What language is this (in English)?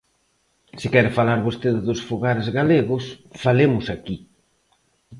Galician